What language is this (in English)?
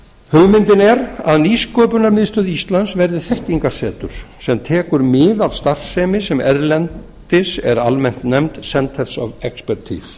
Icelandic